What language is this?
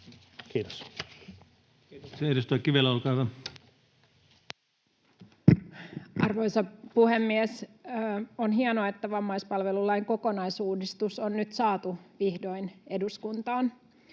Finnish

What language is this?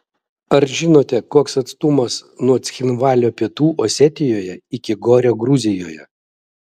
Lithuanian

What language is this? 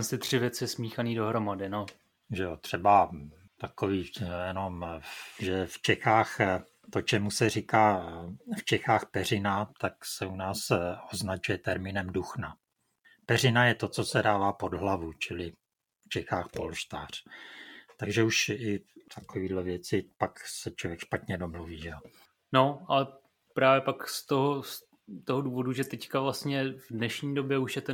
Czech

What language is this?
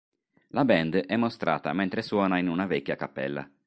Italian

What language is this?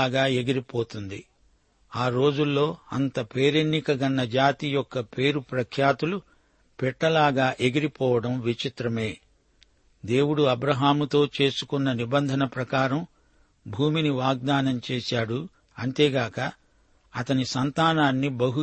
Telugu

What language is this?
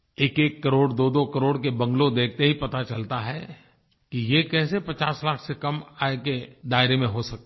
Hindi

